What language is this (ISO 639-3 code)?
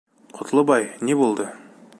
bak